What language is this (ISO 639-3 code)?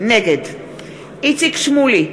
heb